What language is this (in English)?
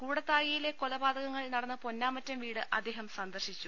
Malayalam